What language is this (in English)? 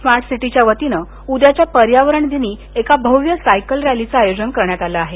Marathi